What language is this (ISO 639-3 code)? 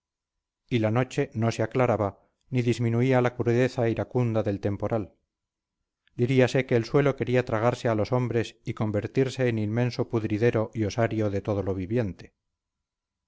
spa